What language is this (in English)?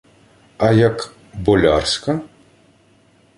Ukrainian